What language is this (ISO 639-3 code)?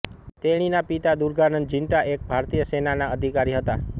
guj